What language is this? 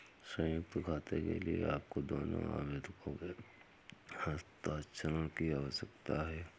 Hindi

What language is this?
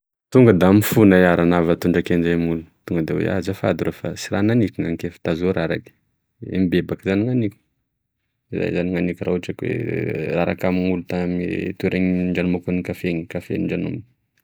Tesaka Malagasy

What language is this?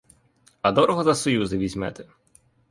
Ukrainian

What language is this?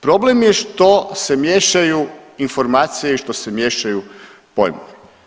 Croatian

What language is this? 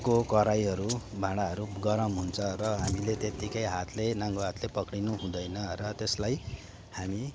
Nepali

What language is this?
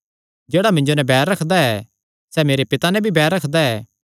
Kangri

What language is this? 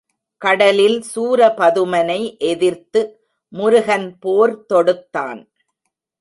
Tamil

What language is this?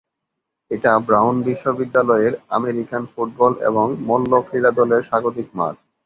Bangla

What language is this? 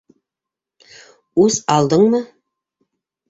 Bashkir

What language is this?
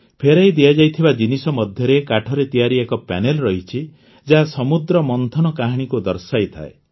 Odia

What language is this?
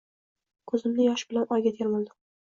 Uzbek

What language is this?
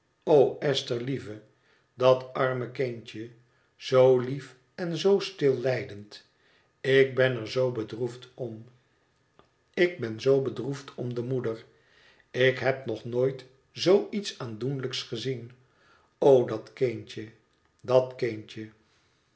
Dutch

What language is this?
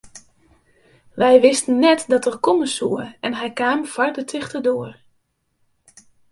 Western Frisian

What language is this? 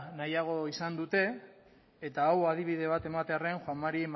Basque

